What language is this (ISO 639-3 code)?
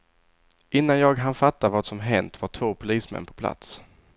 swe